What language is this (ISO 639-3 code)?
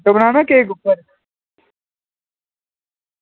doi